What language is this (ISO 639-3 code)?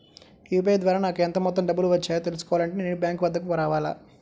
tel